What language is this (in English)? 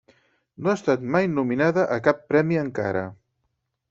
Catalan